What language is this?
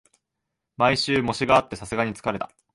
Japanese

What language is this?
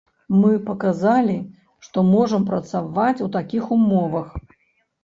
Belarusian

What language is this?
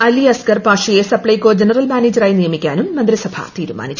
Malayalam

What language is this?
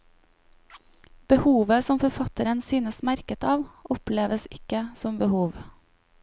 Norwegian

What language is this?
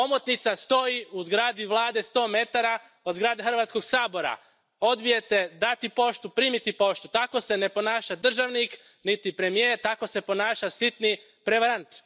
Croatian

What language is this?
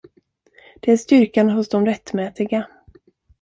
Swedish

